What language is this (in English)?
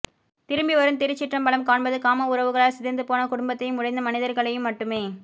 Tamil